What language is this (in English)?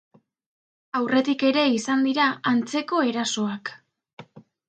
Basque